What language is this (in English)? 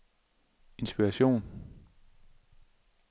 Danish